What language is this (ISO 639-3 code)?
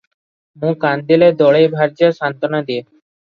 ori